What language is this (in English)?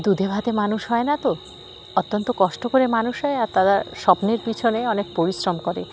Bangla